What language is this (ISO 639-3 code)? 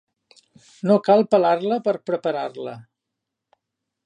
cat